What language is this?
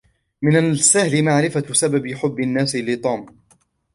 Arabic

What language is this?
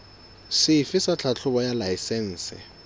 Southern Sotho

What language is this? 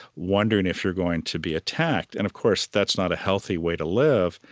English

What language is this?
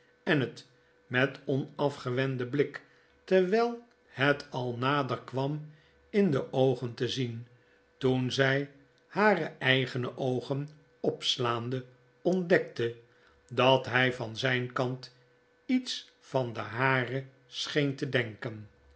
Dutch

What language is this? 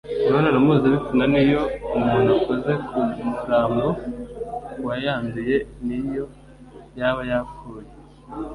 Kinyarwanda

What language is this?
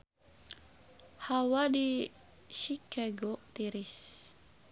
Sundanese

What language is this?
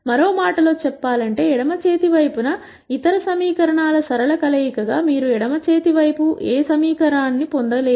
Telugu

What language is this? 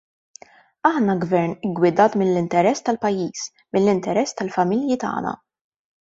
Maltese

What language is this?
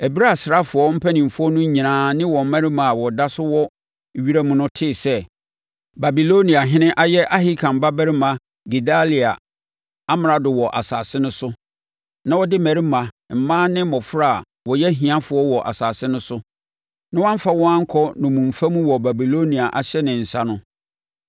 Akan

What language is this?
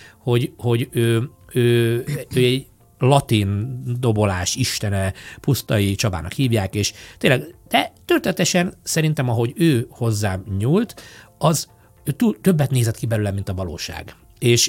Hungarian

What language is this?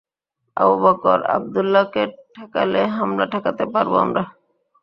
Bangla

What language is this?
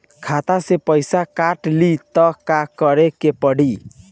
Bhojpuri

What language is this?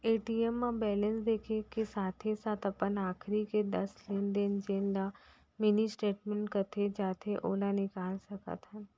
Chhattisgarhi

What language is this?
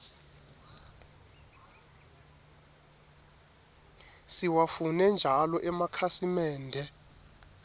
Swati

